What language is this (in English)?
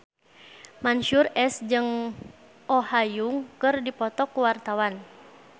Sundanese